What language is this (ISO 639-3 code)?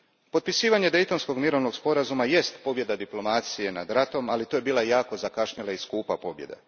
hrv